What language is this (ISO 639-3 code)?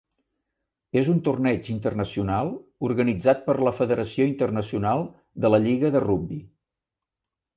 cat